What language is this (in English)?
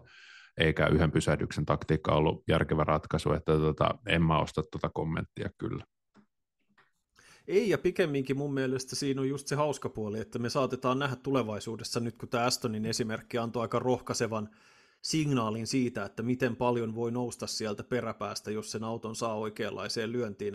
Finnish